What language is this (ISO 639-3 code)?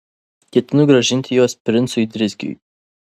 lit